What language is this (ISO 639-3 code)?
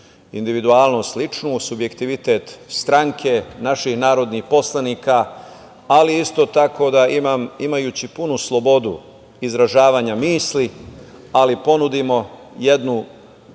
srp